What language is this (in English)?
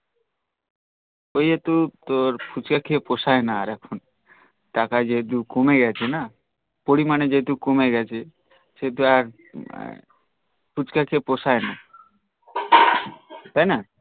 Bangla